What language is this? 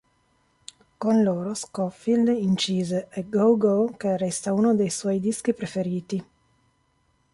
Italian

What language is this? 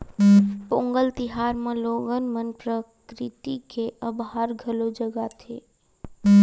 Chhattisgarhi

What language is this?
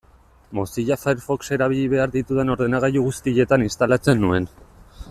Basque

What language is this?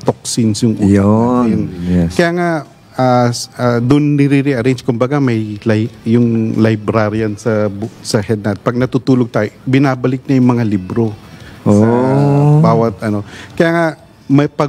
Filipino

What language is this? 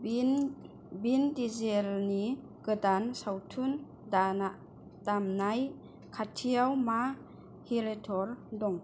Bodo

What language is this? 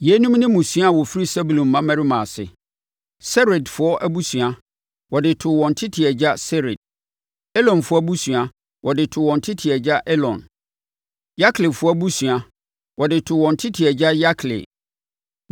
Akan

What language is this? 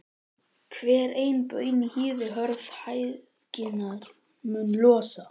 Icelandic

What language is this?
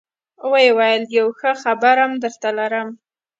Pashto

